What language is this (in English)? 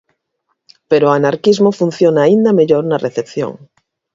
Galician